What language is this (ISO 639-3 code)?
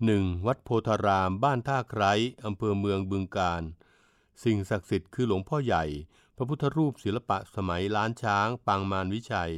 tha